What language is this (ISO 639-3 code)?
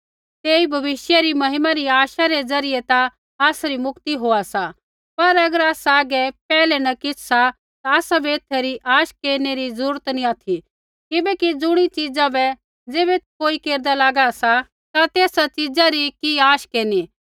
kfx